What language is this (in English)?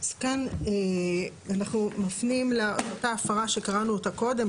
Hebrew